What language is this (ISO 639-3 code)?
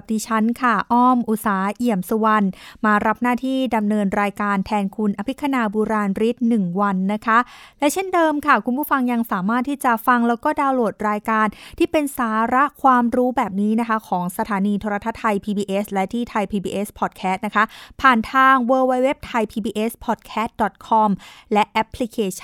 tha